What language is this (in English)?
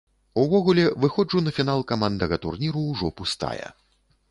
Belarusian